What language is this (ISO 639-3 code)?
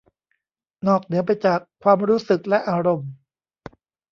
tha